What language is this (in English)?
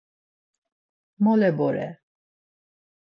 Laz